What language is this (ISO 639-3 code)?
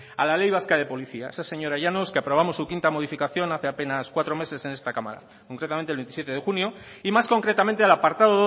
spa